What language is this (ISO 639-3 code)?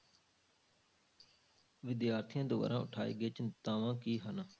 pan